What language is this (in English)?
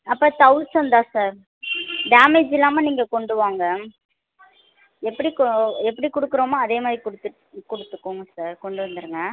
Tamil